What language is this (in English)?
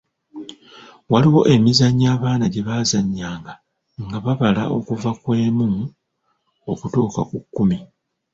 Ganda